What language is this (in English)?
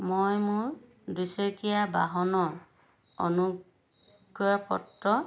Assamese